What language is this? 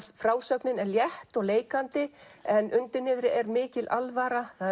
Icelandic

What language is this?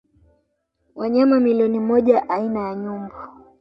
Swahili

